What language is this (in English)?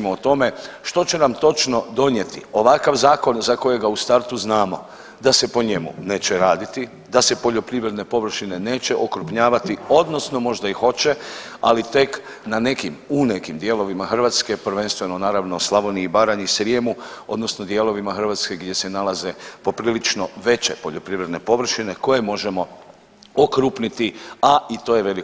Croatian